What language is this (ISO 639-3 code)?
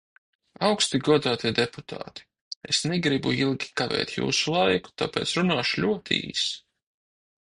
lav